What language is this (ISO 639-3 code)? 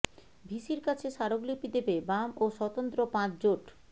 ben